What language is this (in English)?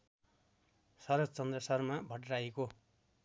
Nepali